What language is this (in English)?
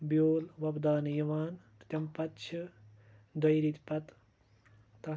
Kashmiri